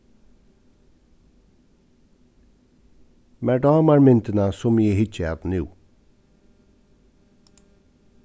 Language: Faroese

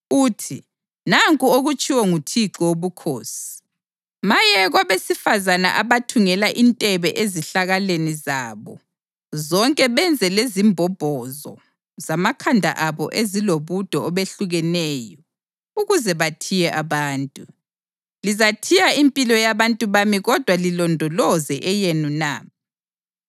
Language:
North Ndebele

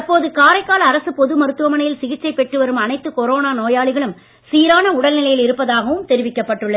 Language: Tamil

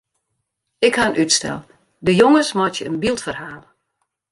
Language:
Western Frisian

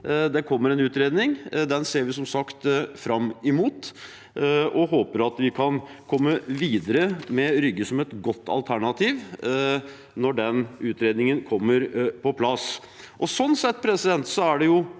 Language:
Norwegian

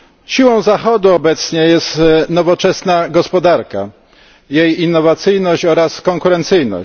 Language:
Polish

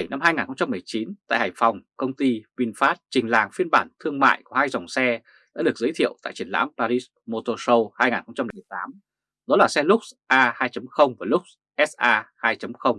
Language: Vietnamese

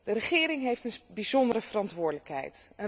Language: Dutch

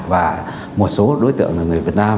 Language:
Vietnamese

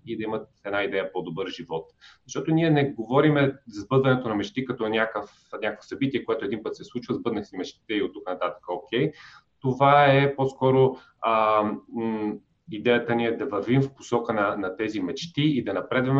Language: Bulgarian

